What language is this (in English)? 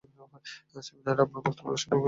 Bangla